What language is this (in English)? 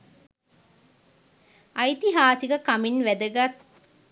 Sinhala